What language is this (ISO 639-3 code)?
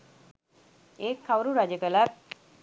sin